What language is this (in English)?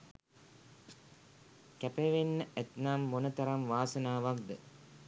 Sinhala